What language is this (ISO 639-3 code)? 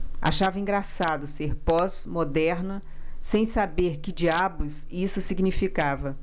por